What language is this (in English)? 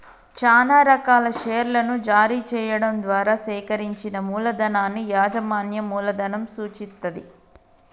Telugu